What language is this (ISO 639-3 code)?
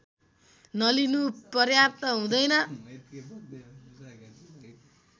nep